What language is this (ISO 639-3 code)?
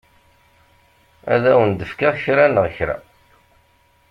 kab